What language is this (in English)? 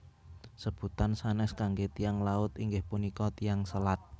Javanese